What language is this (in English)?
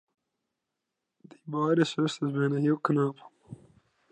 Western Frisian